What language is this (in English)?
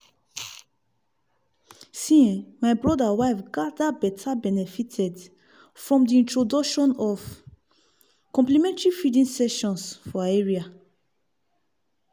Nigerian Pidgin